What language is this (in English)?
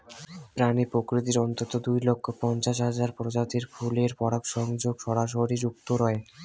Bangla